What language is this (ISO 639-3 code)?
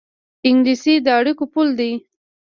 pus